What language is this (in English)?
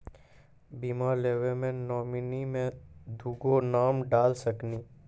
Maithili